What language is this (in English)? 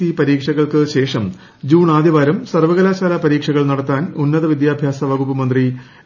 Malayalam